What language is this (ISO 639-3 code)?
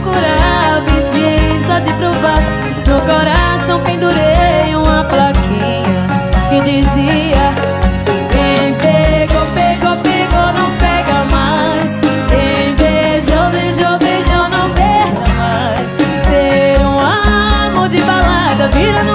kor